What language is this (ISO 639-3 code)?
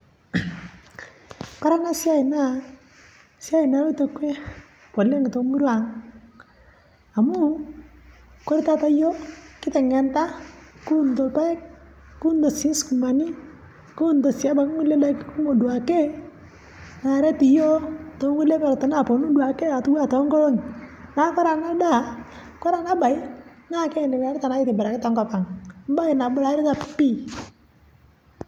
mas